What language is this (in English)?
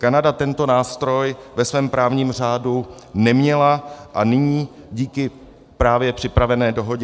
Czech